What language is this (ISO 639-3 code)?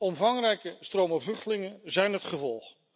nld